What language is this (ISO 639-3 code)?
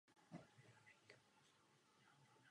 ces